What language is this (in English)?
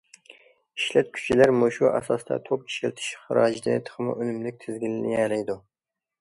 Uyghur